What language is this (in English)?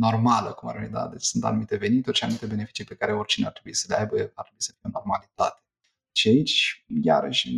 Romanian